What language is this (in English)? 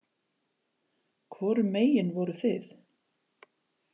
Icelandic